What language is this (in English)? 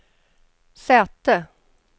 Swedish